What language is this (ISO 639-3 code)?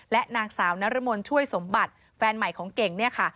tha